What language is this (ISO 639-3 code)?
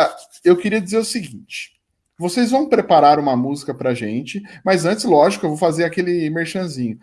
por